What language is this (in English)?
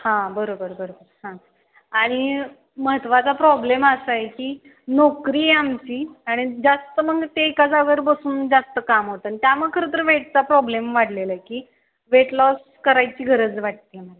Marathi